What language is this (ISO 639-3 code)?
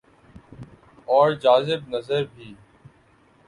urd